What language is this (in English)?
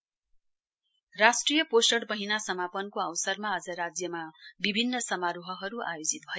Nepali